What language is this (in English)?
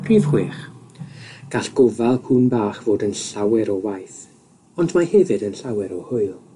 Welsh